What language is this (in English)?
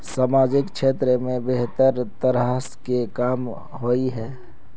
Magahi